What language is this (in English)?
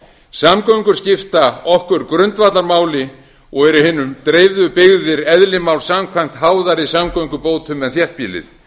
Icelandic